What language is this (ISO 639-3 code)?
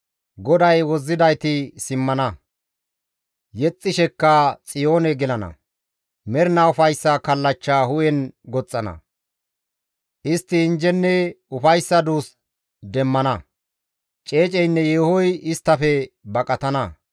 gmv